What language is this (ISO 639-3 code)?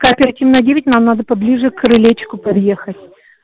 rus